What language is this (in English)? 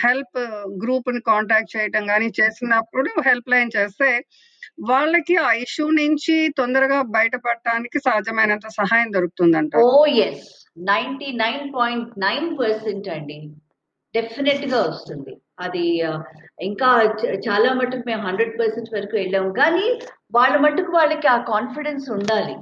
Telugu